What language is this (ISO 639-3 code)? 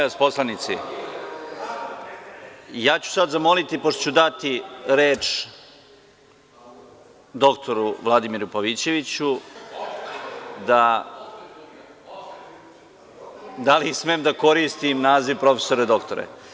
srp